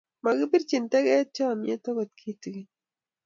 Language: Kalenjin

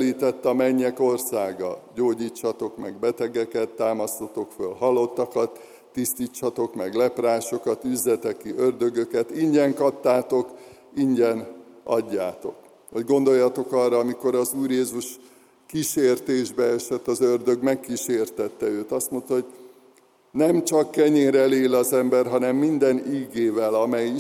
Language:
Hungarian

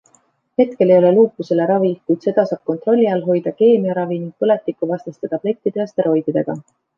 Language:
Estonian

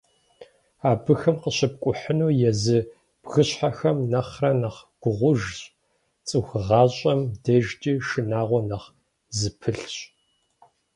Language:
Kabardian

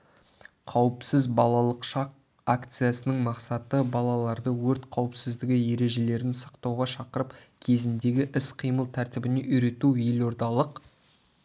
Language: Kazakh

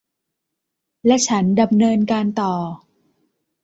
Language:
Thai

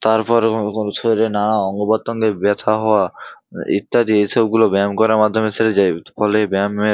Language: Bangla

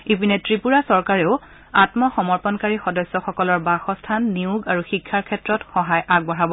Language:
Assamese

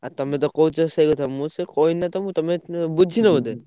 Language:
Odia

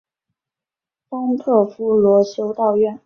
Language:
Chinese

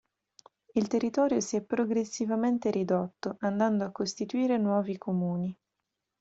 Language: Italian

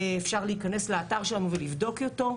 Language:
Hebrew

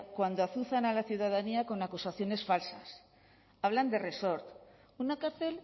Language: Spanish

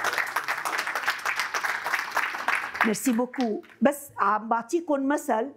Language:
Arabic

